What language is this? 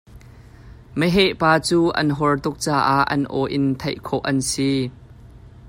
Hakha Chin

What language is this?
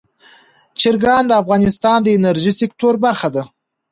Pashto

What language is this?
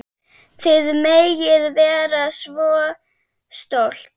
Icelandic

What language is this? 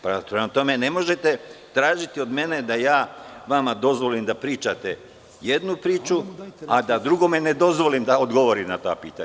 Serbian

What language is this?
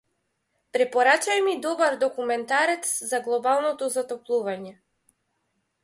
Macedonian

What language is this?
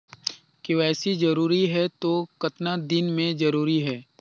Chhattisgarhi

